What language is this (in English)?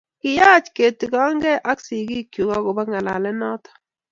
Kalenjin